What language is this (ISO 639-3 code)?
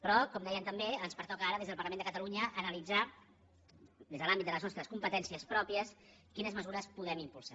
cat